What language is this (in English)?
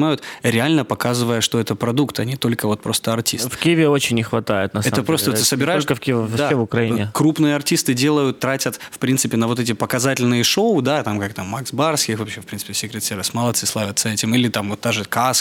Russian